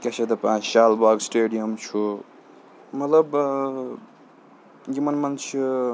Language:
Kashmiri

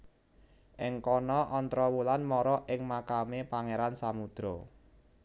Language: Javanese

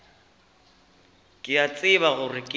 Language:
Northern Sotho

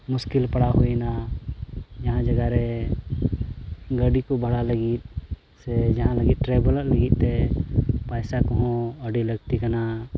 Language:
Santali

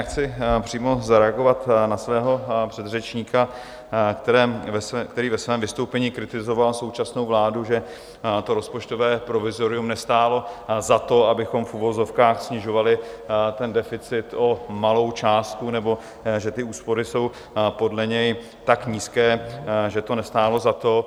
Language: Czech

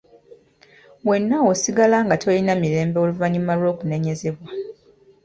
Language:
Ganda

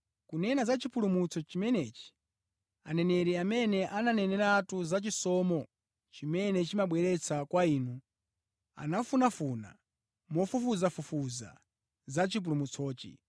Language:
Nyanja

